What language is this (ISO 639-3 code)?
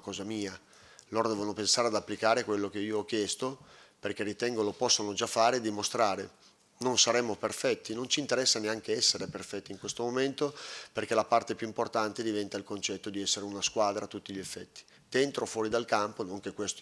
ita